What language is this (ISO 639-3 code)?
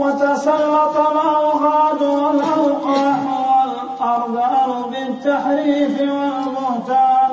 ara